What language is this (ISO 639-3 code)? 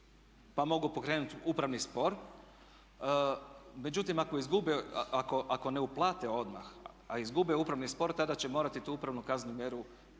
hrv